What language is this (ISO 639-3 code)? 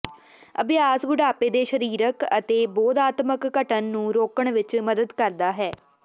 pan